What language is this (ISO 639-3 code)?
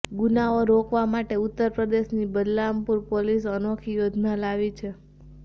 guj